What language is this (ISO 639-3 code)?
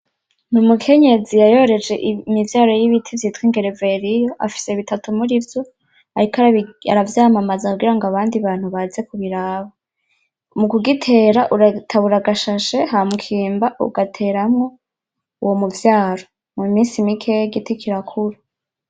run